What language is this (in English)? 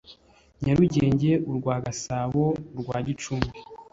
Kinyarwanda